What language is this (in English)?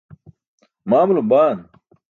Burushaski